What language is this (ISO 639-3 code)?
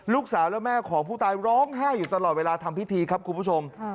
tha